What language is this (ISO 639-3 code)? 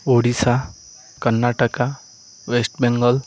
ori